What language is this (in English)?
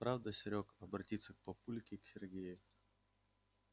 Russian